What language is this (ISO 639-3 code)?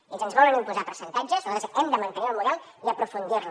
cat